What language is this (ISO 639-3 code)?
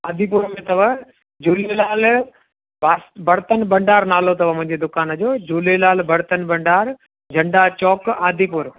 snd